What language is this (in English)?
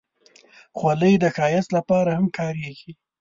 Pashto